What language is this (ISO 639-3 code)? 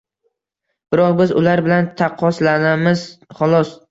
uzb